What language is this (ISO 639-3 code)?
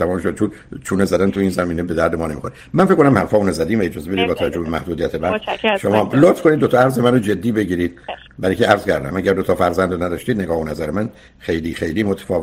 fas